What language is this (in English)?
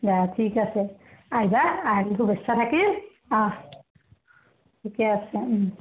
Assamese